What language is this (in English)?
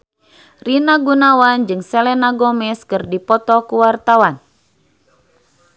Sundanese